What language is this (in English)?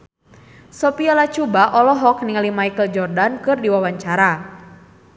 Sundanese